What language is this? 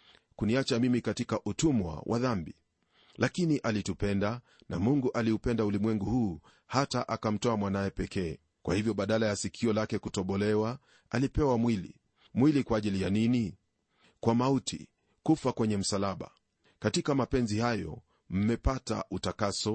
Swahili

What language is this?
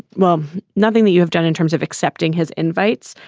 English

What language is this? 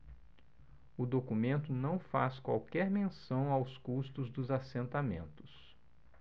Portuguese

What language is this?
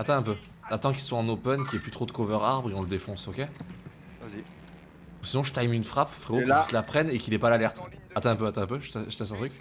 French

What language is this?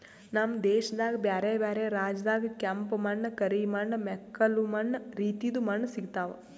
Kannada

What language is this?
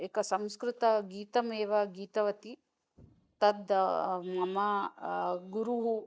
Sanskrit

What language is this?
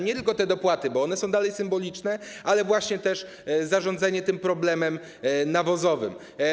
Polish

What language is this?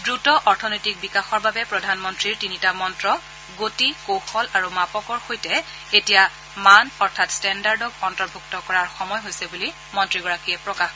Assamese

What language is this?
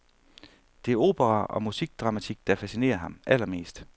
Danish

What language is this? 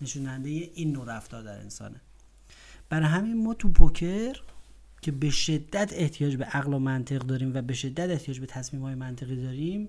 Persian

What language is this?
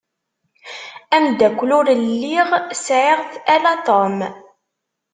Kabyle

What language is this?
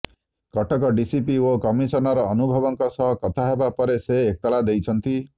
Odia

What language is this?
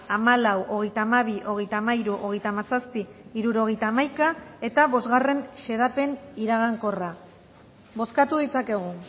Basque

